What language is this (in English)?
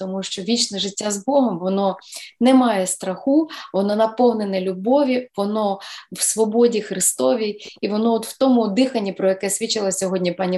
Ukrainian